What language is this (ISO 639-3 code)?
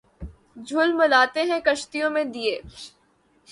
urd